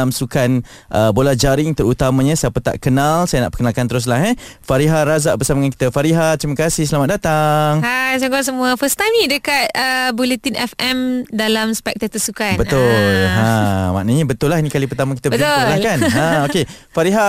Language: Malay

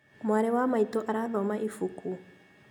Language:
Kikuyu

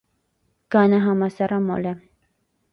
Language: Armenian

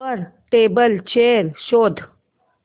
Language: Marathi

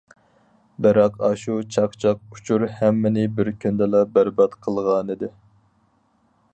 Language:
Uyghur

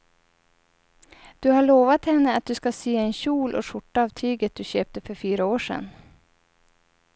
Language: Swedish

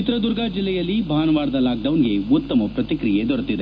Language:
Kannada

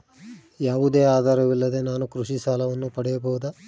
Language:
Kannada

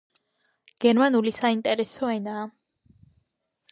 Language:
Georgian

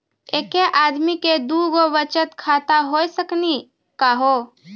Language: Maithili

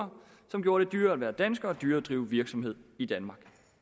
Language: Danish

